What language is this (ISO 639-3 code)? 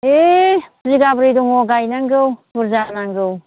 brx